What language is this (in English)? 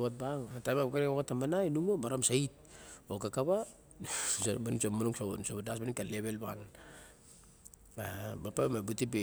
Barok